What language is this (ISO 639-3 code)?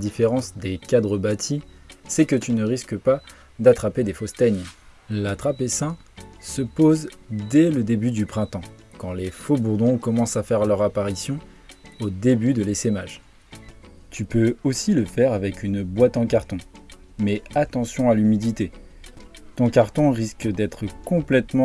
fra